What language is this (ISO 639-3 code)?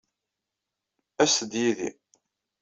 kab